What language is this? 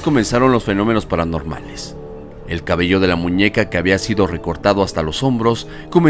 Spanish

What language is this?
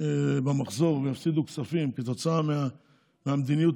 Hebrew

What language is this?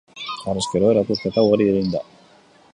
Basque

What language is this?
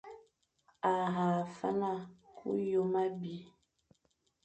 Fang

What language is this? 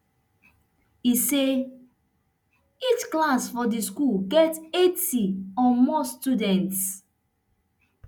Nigerian Pidgin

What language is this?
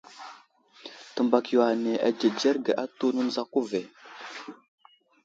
Wuzlam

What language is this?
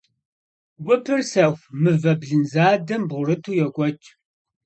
Kabardian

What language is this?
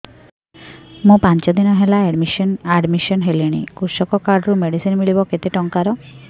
Odia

